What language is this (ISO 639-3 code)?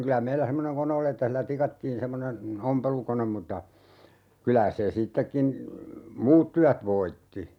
fin